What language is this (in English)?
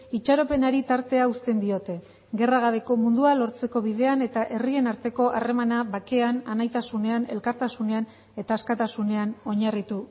Basque